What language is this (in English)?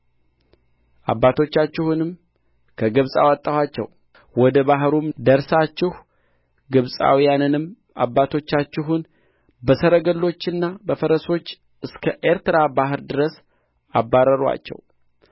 Amharic